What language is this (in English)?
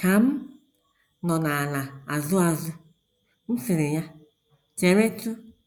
Igbo